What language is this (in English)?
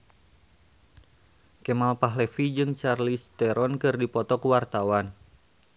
Sundanese